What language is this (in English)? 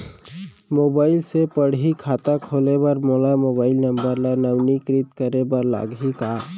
Chhattisgarhi